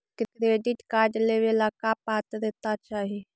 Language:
Magahi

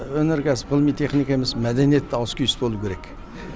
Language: Kazakh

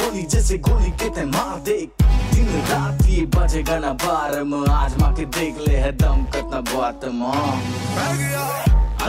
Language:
Romanian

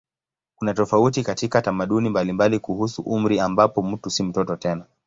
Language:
Swahili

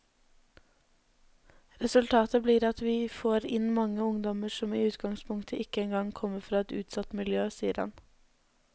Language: Norwegian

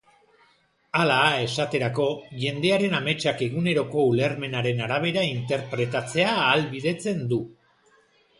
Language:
Basque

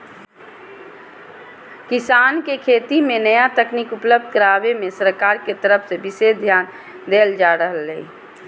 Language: Magahi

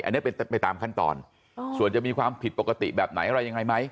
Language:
Thai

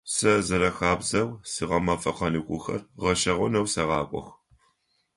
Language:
Adyghe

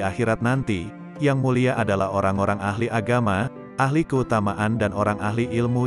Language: Indonesian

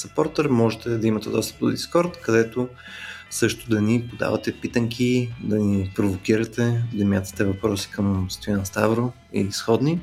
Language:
Bulgarian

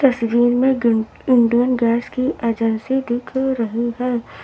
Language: Hindi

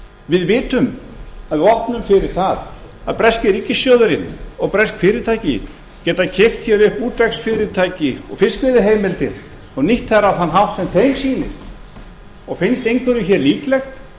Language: Icelandic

